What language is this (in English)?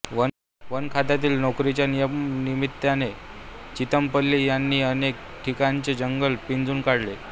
Marathi